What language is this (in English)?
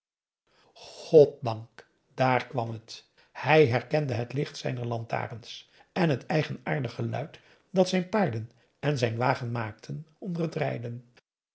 Dutch